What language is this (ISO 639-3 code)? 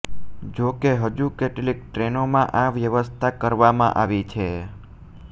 guj